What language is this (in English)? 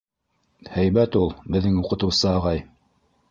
Bashkir